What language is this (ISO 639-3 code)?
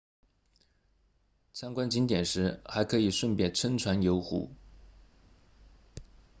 zho